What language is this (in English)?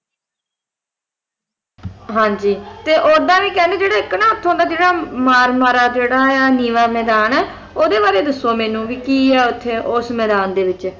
Punjabi